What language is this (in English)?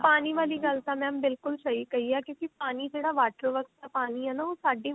Punjabi